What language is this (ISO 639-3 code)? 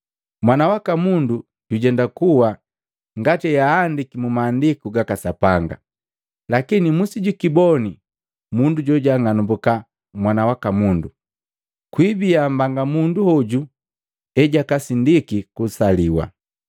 mgv